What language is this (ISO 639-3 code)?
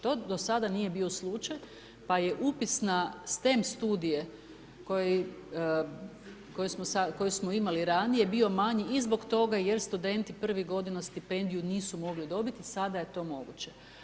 hrv